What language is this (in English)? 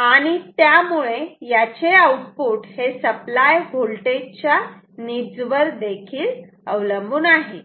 Marathi